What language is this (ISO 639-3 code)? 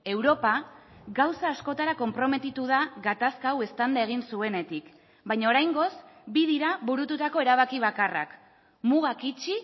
eus